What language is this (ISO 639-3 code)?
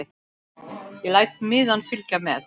isl